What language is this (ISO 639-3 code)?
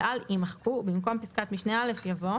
heb